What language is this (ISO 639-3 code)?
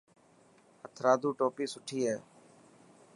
mki